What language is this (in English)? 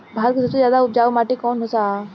Bhojpuri